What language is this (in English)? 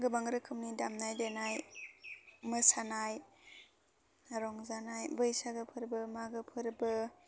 Bodo